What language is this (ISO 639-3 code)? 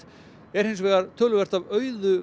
isl